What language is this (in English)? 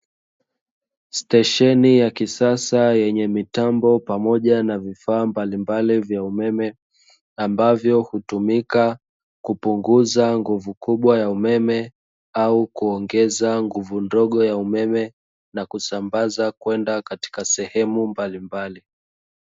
Swahili